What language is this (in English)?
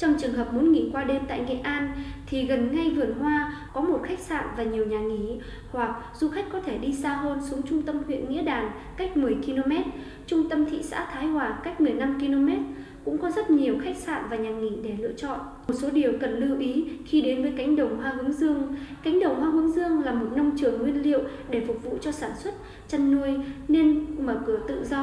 Vietnamese